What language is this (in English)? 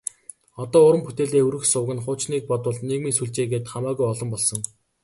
Mongolian